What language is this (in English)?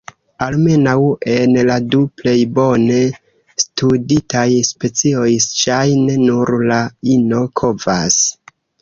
Esperanto